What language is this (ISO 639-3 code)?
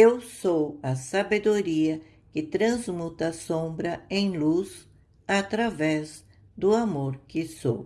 por